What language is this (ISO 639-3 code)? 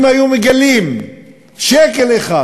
heb